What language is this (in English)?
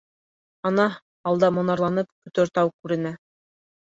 Bashkir